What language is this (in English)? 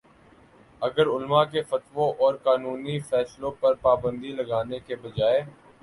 Urdu